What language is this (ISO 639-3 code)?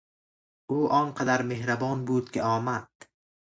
fas